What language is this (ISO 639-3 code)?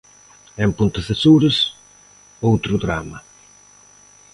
glg